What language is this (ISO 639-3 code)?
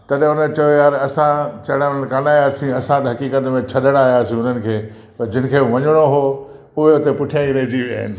snd